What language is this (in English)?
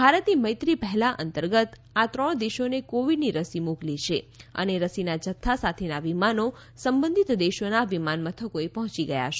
Gujarati